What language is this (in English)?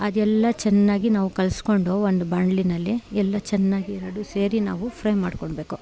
Kannada